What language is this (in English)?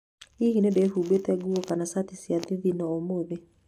Kikuyu